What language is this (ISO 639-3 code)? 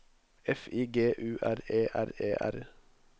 nor